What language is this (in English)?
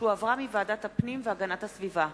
Hebrew